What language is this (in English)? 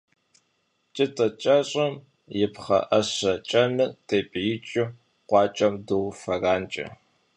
Kabardian